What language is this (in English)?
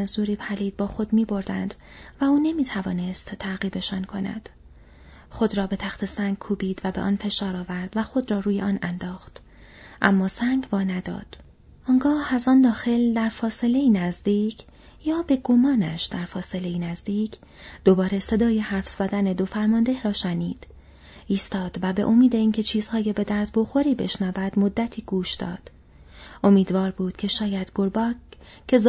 Persian